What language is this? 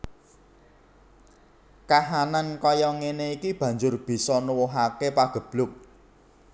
Javanese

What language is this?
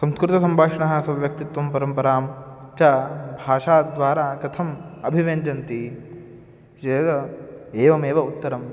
Sanskrit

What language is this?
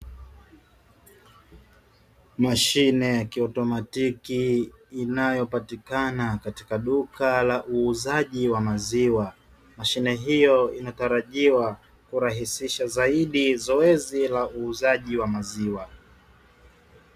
Swahili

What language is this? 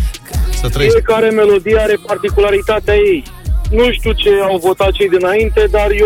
Romanian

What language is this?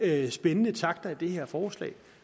Danish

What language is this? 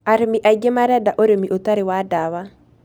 Kikuyu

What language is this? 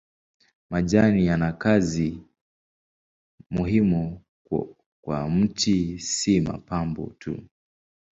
Swahili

